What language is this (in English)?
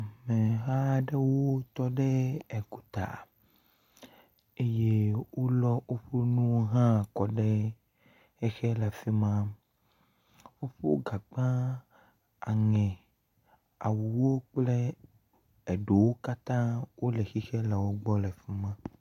Ewe